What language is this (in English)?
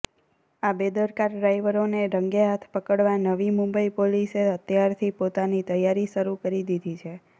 Gujarati